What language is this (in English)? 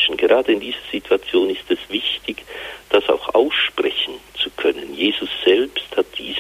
German